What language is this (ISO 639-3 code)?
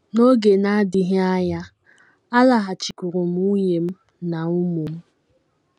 ibo